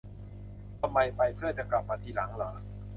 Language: Thai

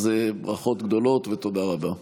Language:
Hebrew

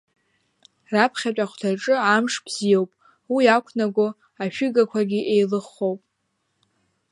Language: Abkhazian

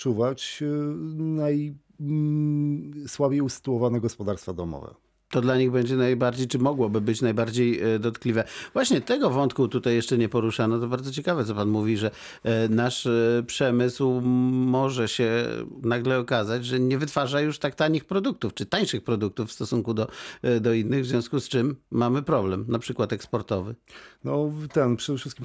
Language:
Polish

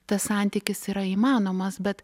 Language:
Lithuanian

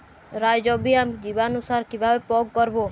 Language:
Bangla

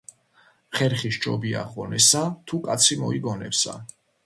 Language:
Georgian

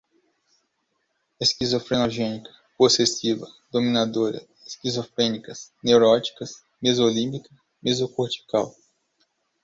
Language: Portuguese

